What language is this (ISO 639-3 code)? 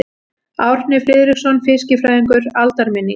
isl